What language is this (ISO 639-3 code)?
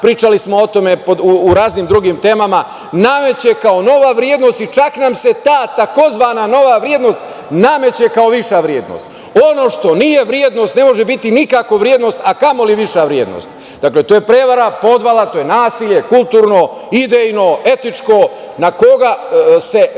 srp